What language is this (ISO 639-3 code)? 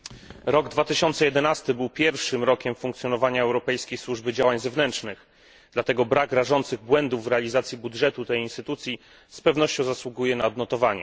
pol